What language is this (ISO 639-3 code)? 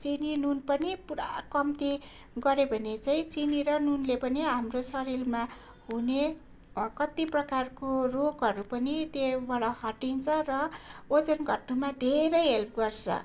nep